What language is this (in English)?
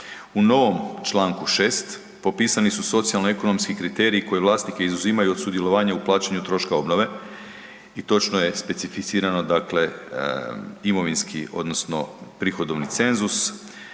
Croatian